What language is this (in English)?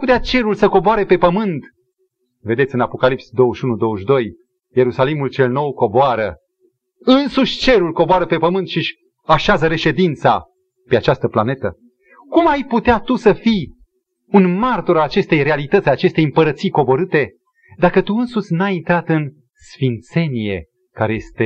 Romanian